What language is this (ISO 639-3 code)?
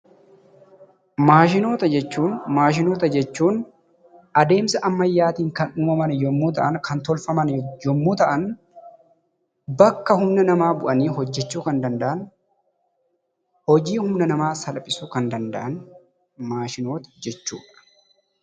orm